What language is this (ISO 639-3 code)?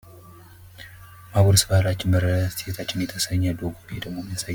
amh